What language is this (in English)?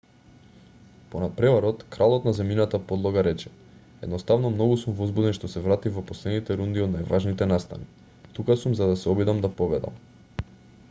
Macedonian